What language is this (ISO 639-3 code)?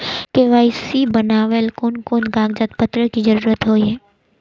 mag